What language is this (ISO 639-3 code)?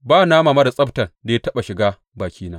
hau